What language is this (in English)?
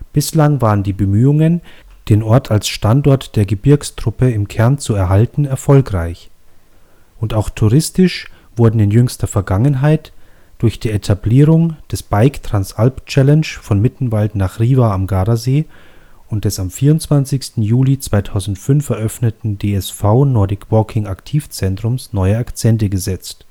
German